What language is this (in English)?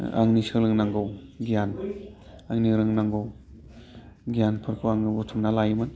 Bodo